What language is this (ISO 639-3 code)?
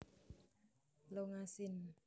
jav